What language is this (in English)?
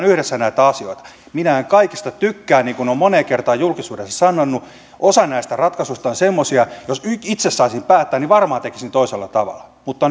Finnish